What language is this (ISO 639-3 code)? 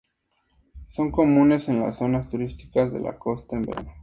spa